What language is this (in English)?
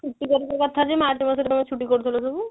Odia